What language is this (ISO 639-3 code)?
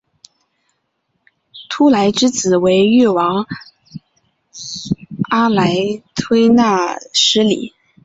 zho